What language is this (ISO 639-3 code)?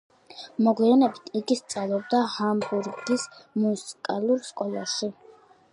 kat